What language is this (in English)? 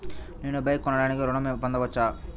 Telugu